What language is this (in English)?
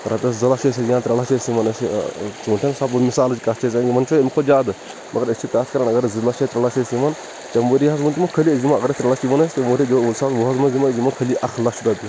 Kashmiri